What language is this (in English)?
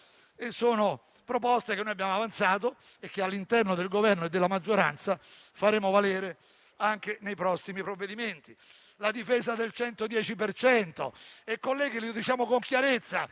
Italian